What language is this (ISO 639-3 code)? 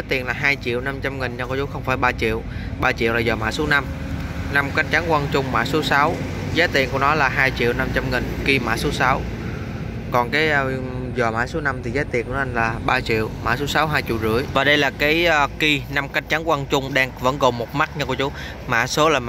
vie